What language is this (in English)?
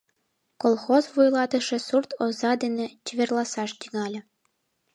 Mari